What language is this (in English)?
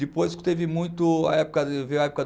Portuguese